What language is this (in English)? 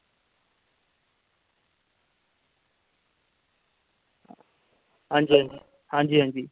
Dogri